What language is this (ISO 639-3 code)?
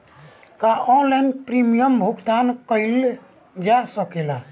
bho